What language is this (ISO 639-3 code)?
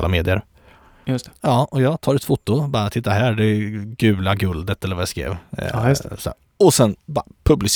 swe